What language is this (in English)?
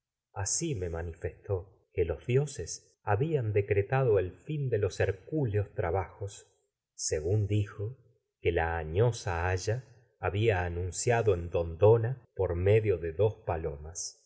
Spanish